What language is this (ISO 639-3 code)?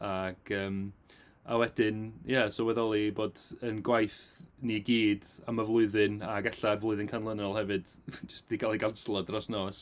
cym